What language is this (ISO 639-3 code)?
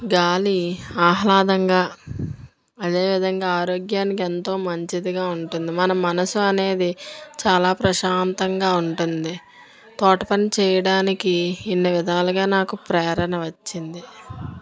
tel